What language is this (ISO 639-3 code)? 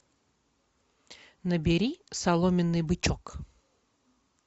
rus